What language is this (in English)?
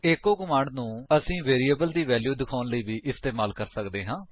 Punjabi